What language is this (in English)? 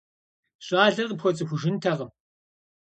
Kabardian